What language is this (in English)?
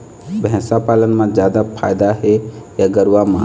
Chhattisgarhi